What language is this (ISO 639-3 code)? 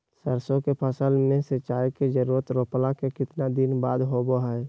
mag